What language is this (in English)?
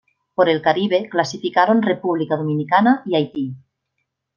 Spanish